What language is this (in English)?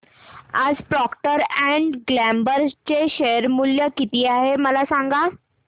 Marathi